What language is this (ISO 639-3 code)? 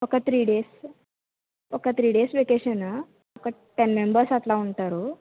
tel